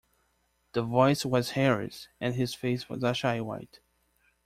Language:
English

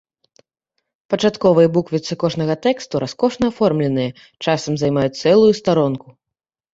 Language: Belarusian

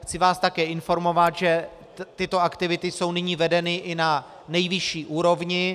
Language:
Czech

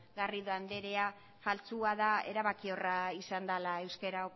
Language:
Basque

